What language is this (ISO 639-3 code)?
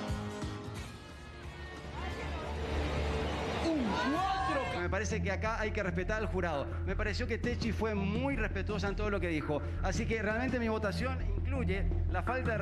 spa